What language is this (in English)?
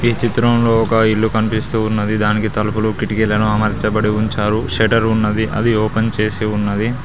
Telugu